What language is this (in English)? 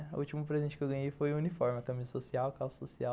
Portuguese